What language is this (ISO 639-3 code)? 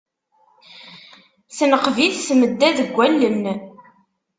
kab